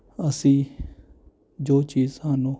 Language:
Punjabi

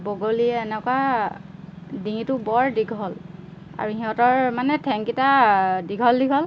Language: Assamese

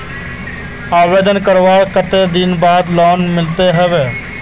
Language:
Magahi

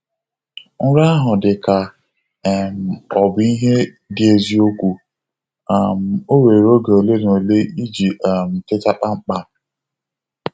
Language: Igbo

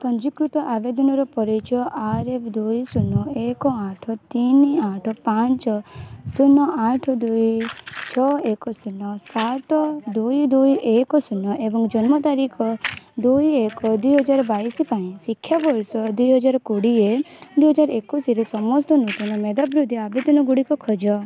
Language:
Odia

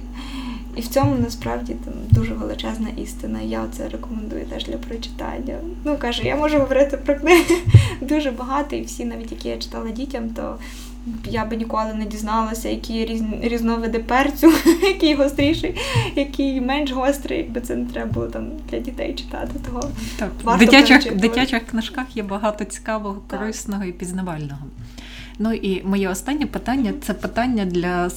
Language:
Ukrainian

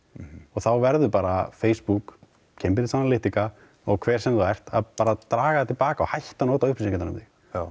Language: Icelandic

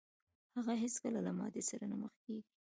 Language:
Pashto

